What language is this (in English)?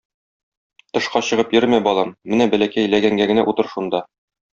Tatar